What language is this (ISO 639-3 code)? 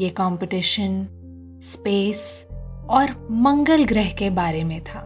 hin